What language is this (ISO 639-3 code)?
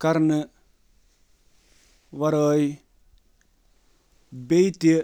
kas